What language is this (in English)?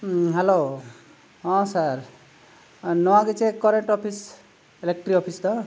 Santali